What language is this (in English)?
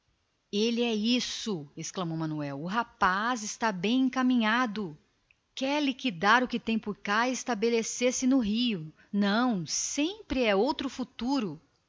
Portuguese